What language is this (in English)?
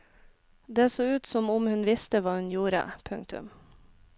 Norwegian